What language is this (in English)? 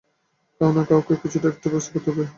Bangla